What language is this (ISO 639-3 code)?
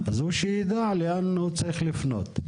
heb